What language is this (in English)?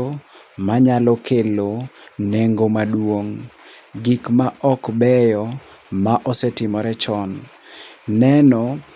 Luo (Kenya and Tanzania)